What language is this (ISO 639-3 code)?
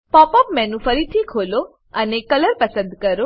guj